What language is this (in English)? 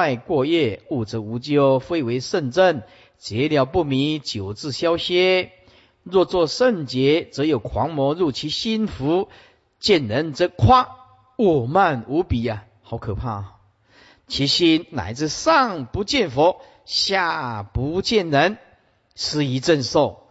Chinese